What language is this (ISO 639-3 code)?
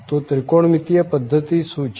guj